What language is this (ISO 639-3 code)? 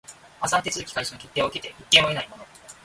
jpn